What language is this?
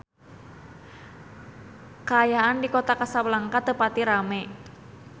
Sundanese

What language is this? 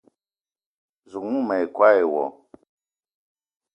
Eton (Cameroon)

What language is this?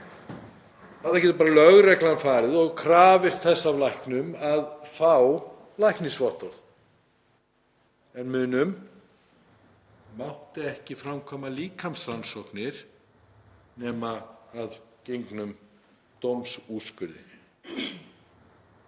Icelandic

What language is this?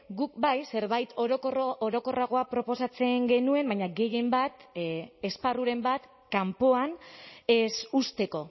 Basque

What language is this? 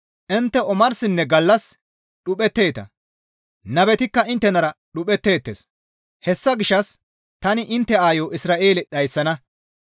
Gamo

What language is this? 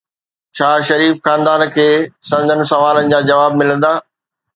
Sindhi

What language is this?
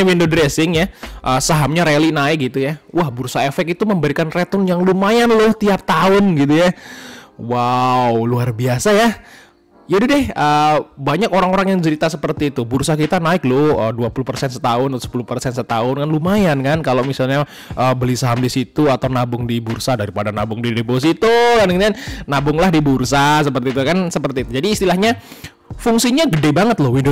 Indonesian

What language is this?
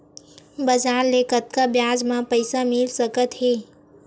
Chhattisgarhi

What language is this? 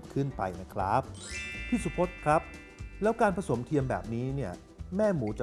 Thai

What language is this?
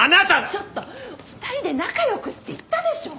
Japanese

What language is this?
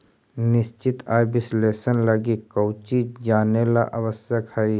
Magahi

